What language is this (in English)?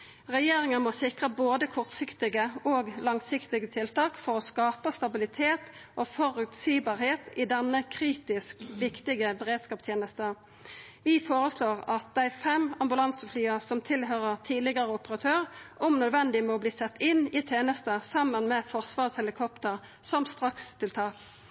Norwegian Nynorsk